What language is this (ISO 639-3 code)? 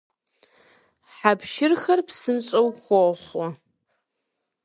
kbd